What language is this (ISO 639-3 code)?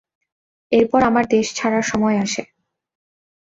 ben